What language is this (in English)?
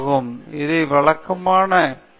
Tamil